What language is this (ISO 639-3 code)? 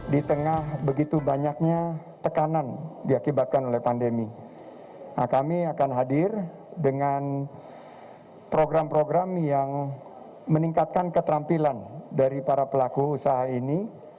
ind